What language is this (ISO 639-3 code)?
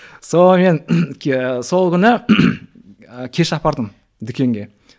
kaz